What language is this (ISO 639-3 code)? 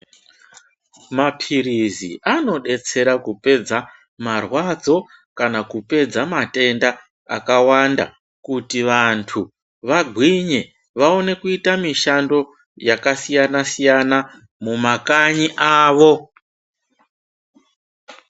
ndc